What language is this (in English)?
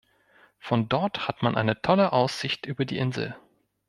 German